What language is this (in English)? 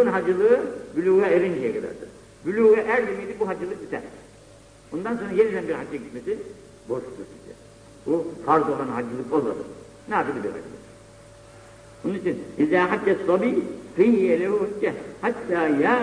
Turkish